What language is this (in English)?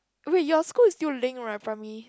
English